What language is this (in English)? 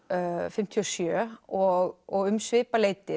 Icelandic